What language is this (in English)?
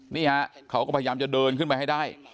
Thai